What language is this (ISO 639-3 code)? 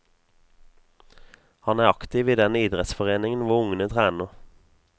nor